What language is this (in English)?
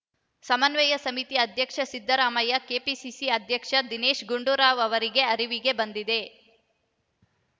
Kannada